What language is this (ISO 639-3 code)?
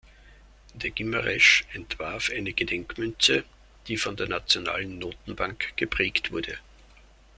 deu